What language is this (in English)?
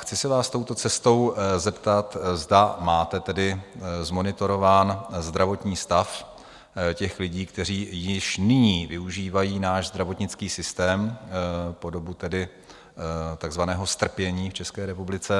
Czech